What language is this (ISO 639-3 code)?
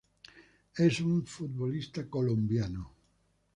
spa